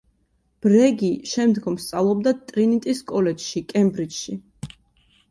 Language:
Georgian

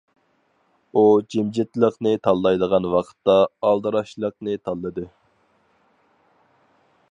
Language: Uyghur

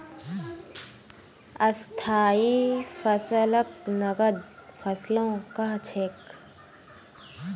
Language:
Magahi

